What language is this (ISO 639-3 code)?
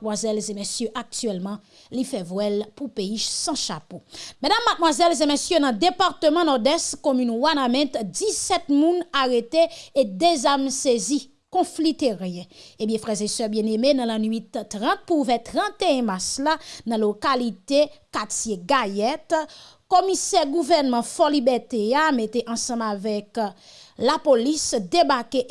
fra